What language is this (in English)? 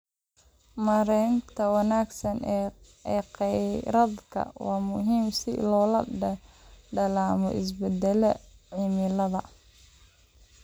Somali